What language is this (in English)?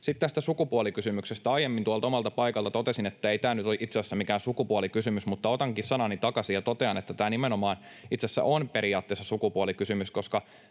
Finnish